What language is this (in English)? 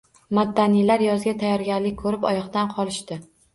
Uzbek